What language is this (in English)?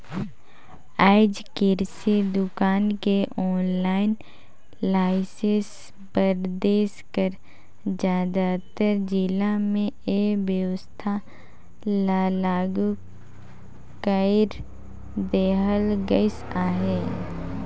Chhattisgarhi